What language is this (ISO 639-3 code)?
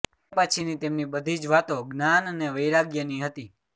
guj